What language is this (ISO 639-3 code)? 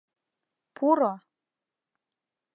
chm